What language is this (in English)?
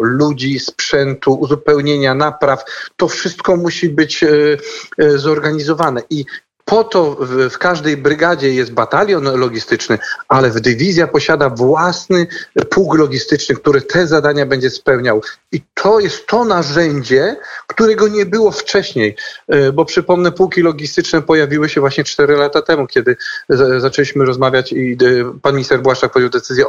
Polish